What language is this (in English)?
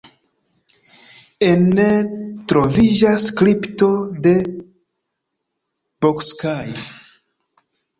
Esperanto